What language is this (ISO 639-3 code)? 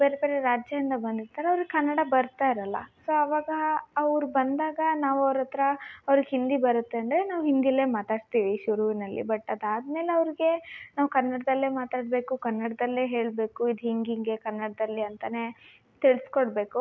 kan